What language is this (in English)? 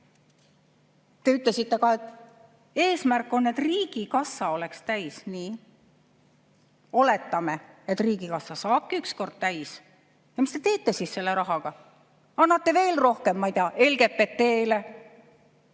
Estonian